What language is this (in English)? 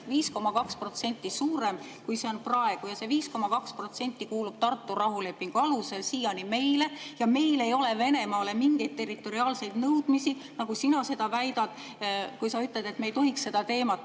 Estonian